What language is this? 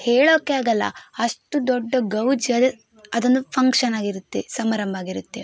Kannada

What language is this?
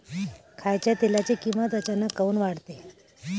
Marathi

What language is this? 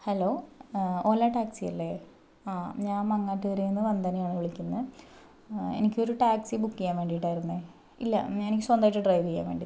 Malayalam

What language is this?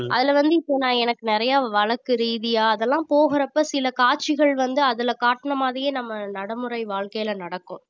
Tamil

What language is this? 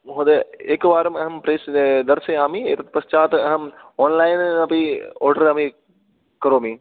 Sanskrit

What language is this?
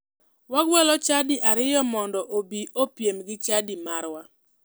Luo (Kenya and Tanzania)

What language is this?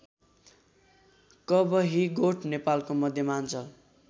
Nepali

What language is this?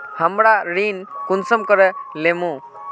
Magahi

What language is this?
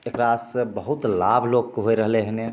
Maithili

